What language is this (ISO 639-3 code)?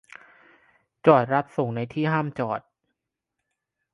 tha